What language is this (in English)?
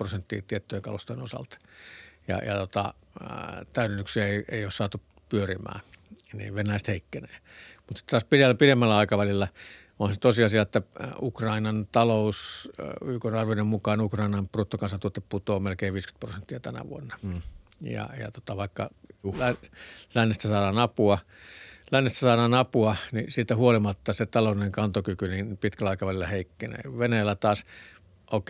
Finnish